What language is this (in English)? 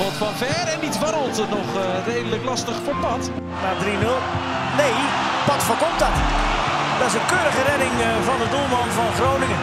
Dutch